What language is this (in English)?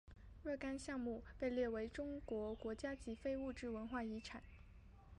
Chinese